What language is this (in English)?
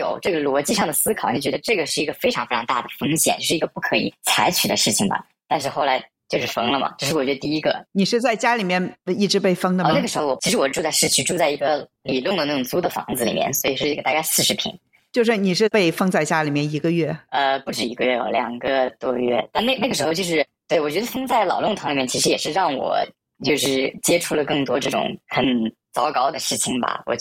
Chinese